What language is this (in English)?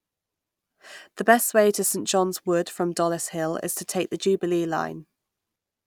English